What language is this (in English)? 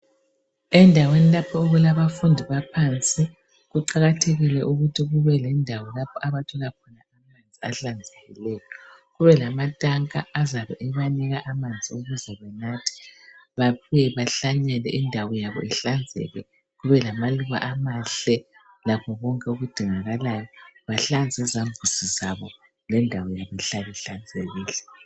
North Ndebele